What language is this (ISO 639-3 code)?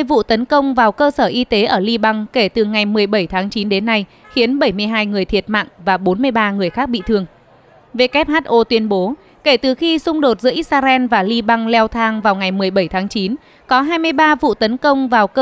vie